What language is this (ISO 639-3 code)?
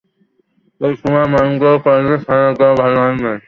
ben